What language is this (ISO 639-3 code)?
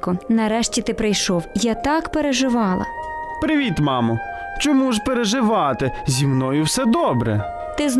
ukr